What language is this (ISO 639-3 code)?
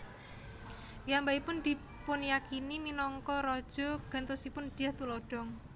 jav